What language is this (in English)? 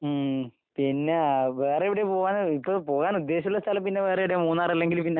Malayalam